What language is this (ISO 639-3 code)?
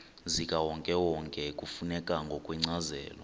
xho